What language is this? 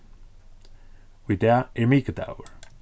Faroese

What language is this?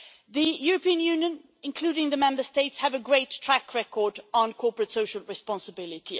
English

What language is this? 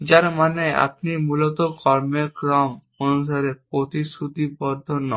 Bangla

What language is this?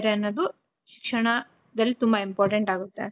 Kannada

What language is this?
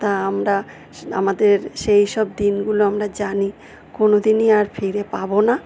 Bangla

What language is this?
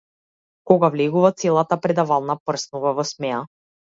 Macedonian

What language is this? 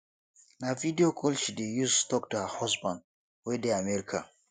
Nigerian Pidgin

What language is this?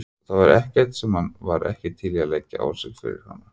Icelandic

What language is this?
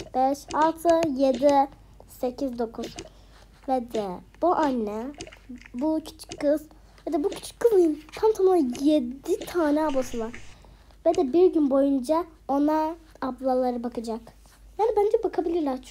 Turkish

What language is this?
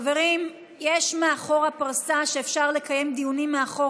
Hebrew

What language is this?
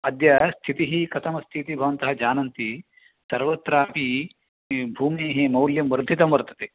Sanskrit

